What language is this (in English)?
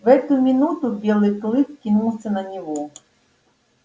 Russian